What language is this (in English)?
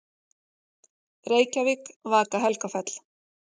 Icelandic